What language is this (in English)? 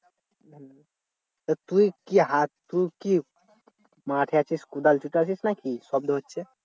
Bangla